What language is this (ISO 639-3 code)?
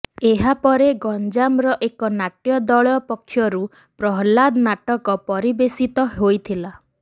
ori